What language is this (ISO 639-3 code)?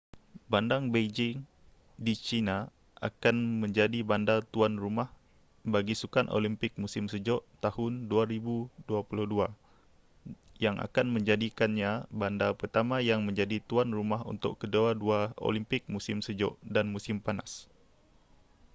msa